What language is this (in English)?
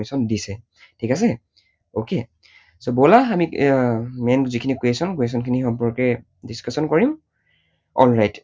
Assamese